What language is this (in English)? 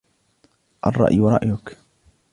Arabic